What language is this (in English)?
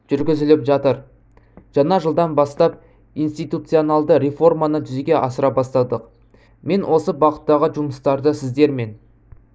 Kazakh